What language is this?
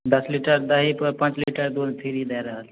Maithili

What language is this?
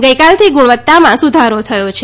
Gujarati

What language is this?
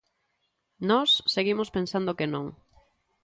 Galician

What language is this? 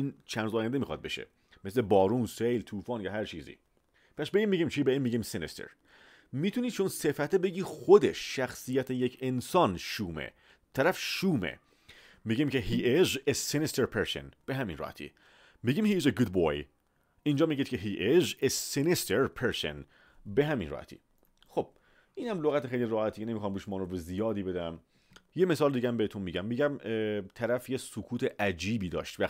Persian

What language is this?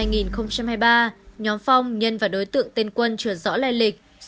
Vietnamese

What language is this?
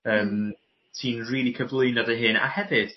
Welsh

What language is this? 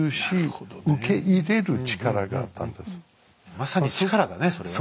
Japanese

